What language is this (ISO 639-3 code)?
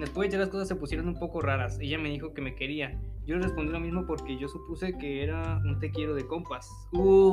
spa